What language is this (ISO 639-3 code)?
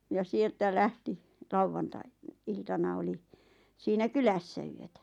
fin